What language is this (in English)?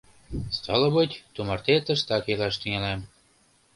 Mari